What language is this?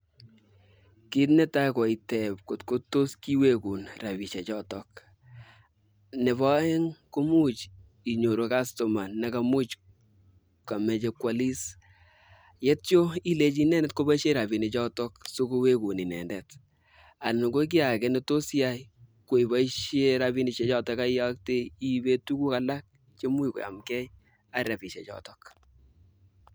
Kalenjin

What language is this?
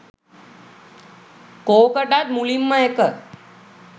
Sinhala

